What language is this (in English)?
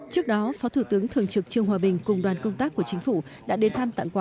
Vietnamese